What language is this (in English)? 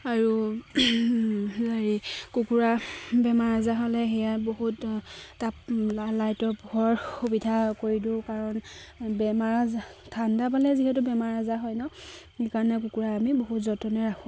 Assamese